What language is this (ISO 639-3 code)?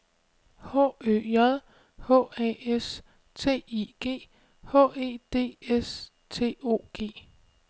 dan